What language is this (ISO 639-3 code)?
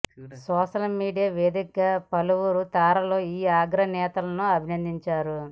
tel